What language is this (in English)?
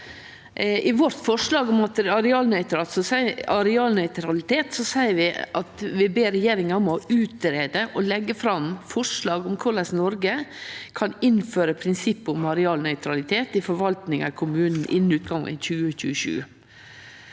Norwegian